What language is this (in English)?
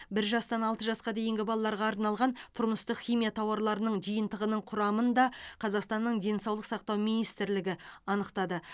Kazakh